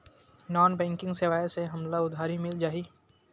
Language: Chhattisgarhi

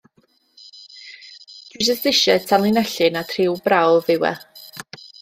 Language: Welsh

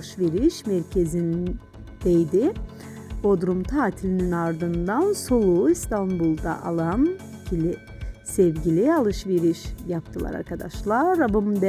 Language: Turkish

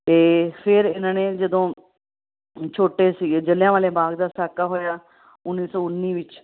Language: Punjabi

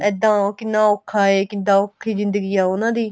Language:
Punjabi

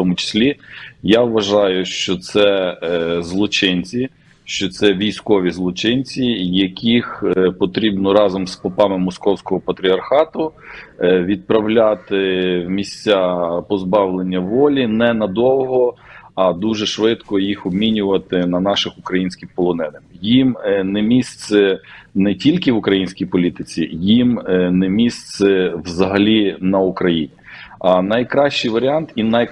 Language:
Ukrainian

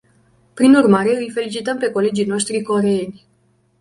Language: Romanian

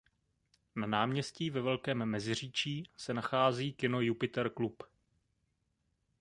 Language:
Czech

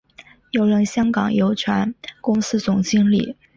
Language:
Chinese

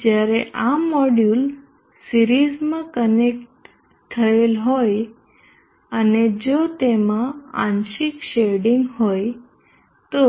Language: Gujarati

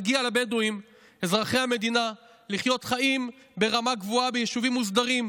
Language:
Hebrew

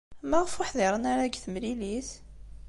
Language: Kabyle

